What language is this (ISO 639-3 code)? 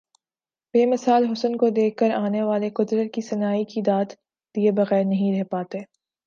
urd